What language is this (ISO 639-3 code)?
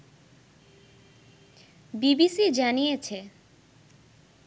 ben